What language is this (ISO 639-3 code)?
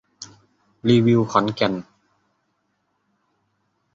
tha